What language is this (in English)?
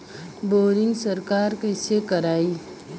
Bhojpuri